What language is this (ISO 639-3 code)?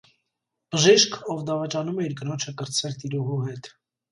hye